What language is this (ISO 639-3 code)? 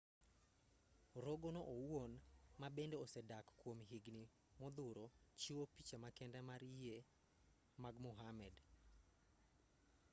luo